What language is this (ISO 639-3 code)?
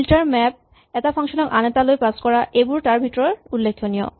asm